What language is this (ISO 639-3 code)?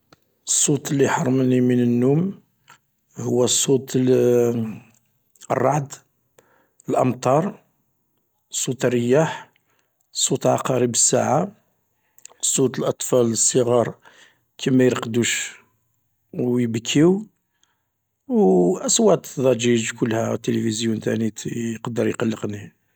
arq